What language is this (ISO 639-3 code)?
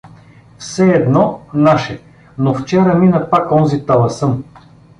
bul